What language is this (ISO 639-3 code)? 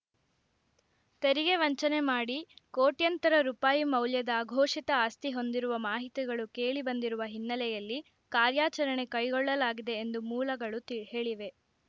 kan